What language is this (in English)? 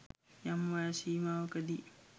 Sinhala